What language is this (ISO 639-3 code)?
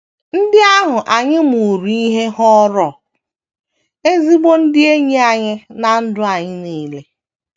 ibo